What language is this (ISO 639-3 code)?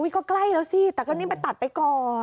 tha